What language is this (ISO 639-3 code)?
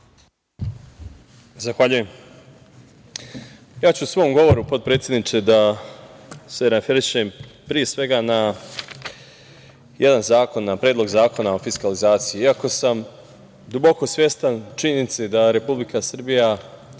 srp